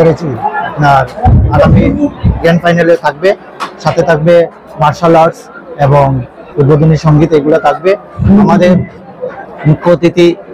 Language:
Bangla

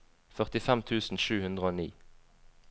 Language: Norwegian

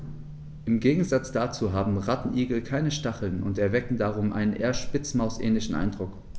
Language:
German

